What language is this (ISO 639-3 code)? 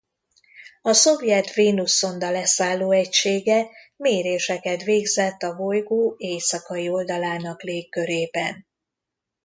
hun